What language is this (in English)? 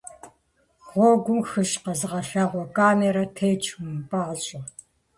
Kabardian